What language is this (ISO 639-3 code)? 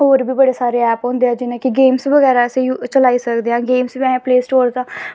doi